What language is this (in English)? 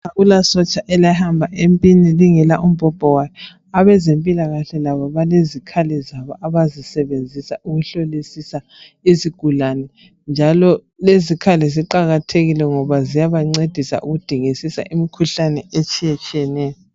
North Ndebele